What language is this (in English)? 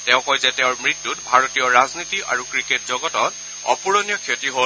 Assamese